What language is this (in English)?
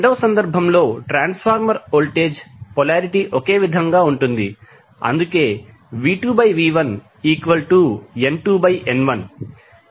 Telugu